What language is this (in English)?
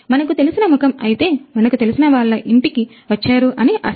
Telugu